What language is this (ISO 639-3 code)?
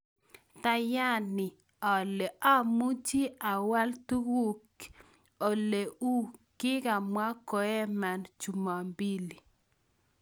kln